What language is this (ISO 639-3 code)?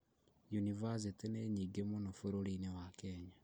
kik